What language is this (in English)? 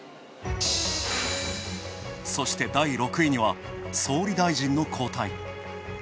Japanese